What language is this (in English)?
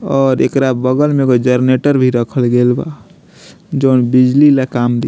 Bhojpuri